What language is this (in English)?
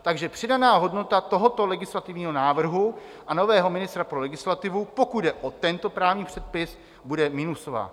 Czech